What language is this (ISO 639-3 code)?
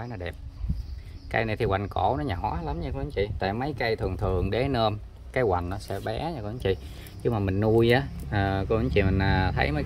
vie